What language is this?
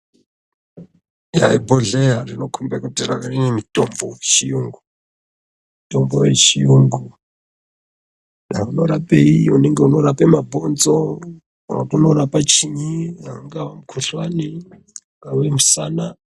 Ndau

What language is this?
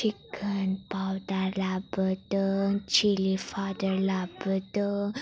Bodo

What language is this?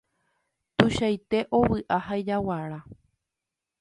Guarani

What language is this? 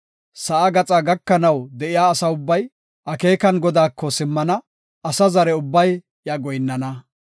Gofa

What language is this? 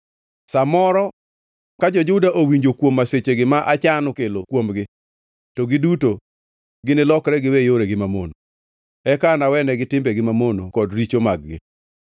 Luo (Kenya and Tanzania)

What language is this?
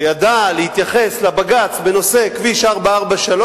Hebrew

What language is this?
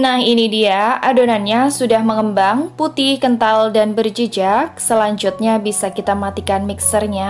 Indonesian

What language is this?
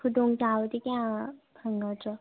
Manipuri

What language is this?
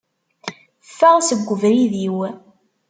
Kabyle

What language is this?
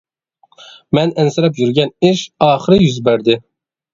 Uyghur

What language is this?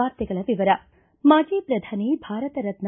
Kannada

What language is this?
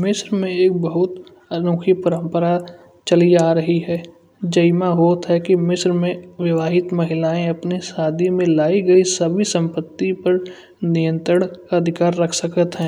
Kanauji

